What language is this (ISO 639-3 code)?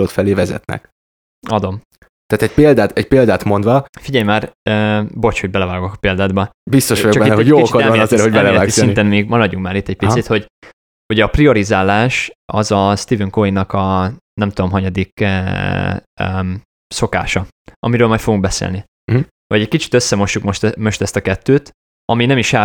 hun